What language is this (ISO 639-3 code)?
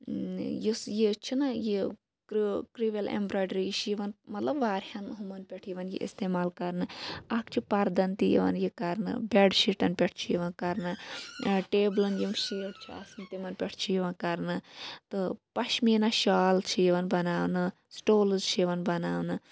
kas